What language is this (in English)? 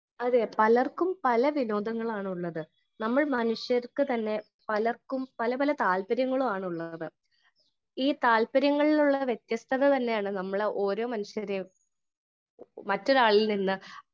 Malayalam